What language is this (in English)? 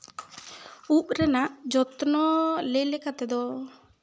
Santali